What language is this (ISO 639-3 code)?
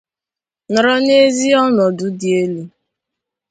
ibo